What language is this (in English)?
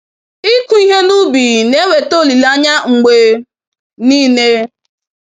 Igbo